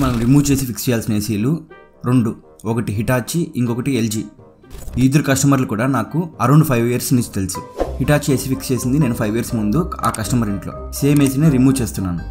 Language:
Telugu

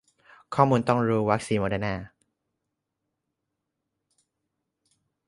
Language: Thai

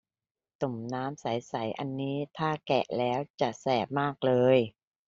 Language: Thai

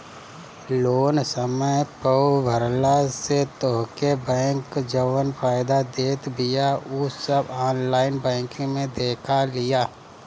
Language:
Bhojpuri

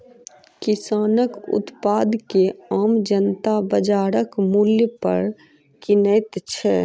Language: Maithili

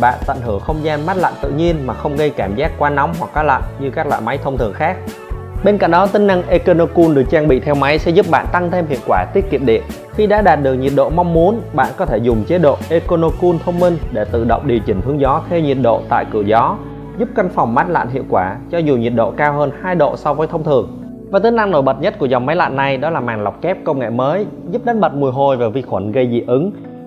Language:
Vietnamese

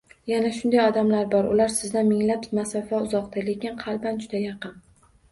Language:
Uzbek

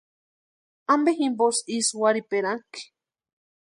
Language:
Western Highland Purepecha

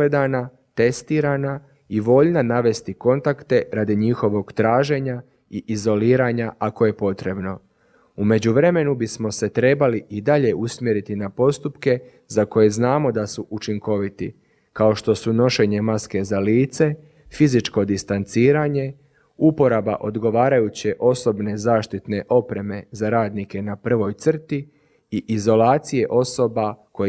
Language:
Croatian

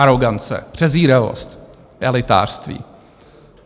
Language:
Czech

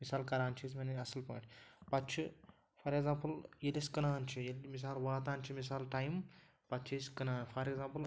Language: Kashmiri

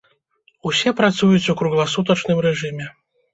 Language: Belarusian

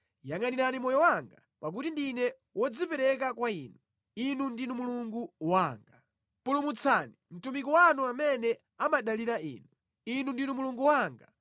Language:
Nyanja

